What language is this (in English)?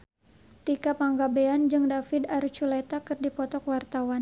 Sundanese